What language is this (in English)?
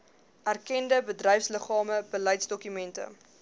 Afrikaans